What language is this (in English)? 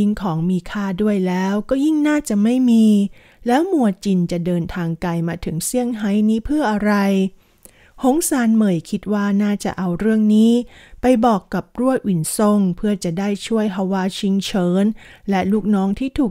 Thai